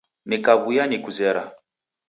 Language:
Taita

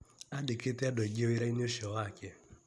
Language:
Kikuyu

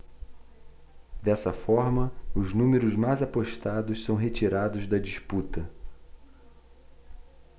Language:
Portuguese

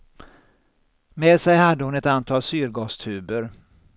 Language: Swedish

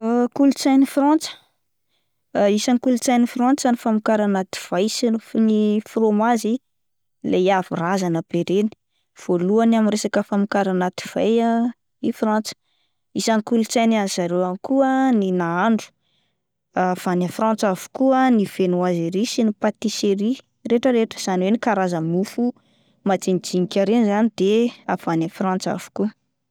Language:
Malagasy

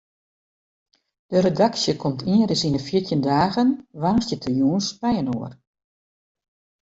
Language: Western Frisian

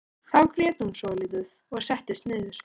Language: Icelandic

